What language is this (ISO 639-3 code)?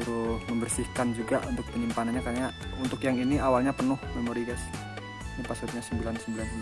ind